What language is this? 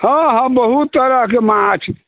Maithili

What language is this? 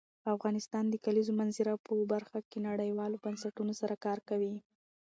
Pashto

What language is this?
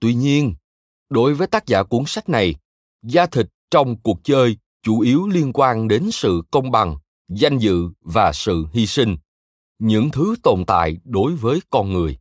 Vietnamese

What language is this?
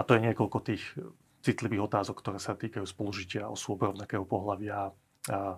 Slovak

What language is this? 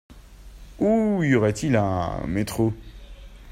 French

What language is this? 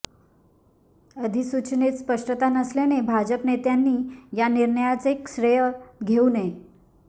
Marathi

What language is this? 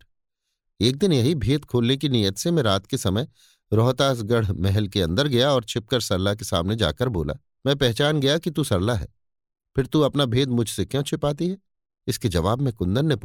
Hindi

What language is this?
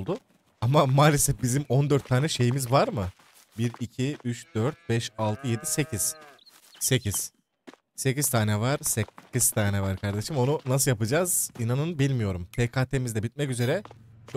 Turkish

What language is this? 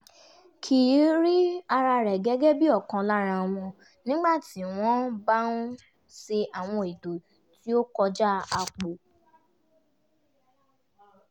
Yoruba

